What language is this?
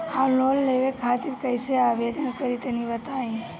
Bhojpuri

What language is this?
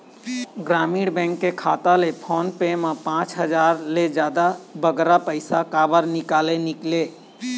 Chhattisgarhi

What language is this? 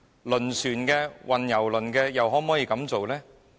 Cantonese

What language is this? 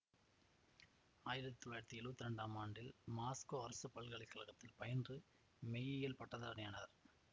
Tamil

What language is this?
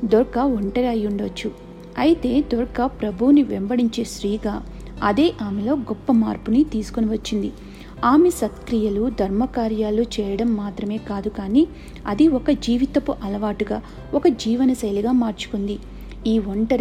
Telugu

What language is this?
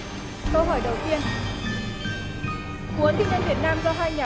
Vietnamese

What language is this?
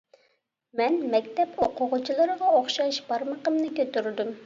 Uyghur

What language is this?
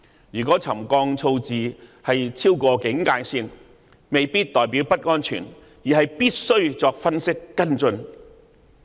Cantonese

